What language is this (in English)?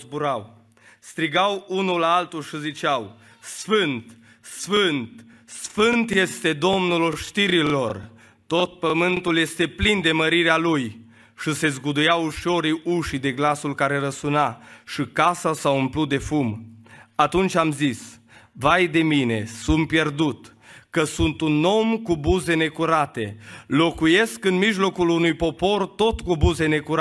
Romanian